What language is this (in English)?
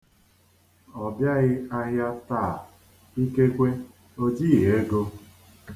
Igbo